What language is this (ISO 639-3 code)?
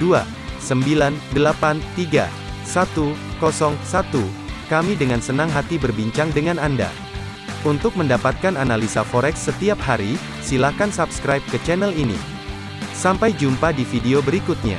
ind